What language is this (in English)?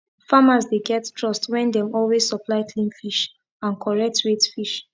Nigerian Pidgin